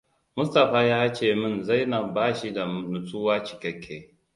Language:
Hausa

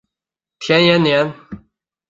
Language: Chinese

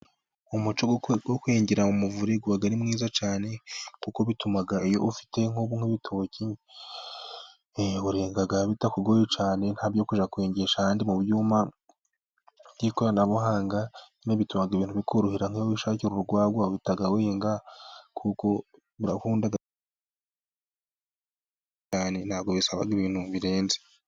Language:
Kinyarwanda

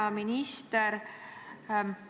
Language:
Estonian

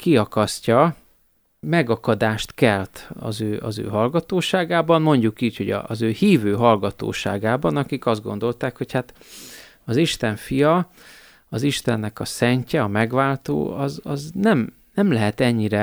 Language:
Hungarian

